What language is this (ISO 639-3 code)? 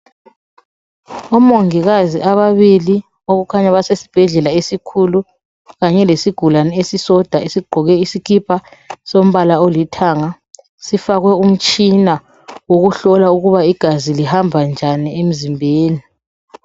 nde